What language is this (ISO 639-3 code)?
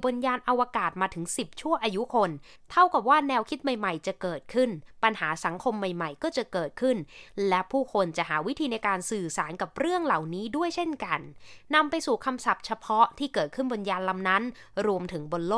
tha